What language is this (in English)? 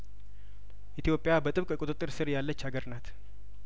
Amharic